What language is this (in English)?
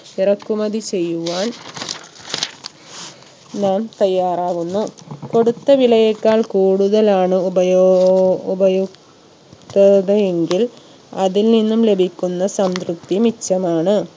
Malayalam